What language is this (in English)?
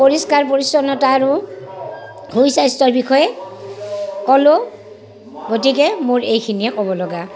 Assamese